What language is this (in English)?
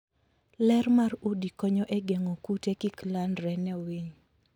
Luo (Kenya and Tanzania)